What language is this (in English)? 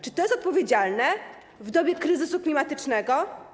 Polish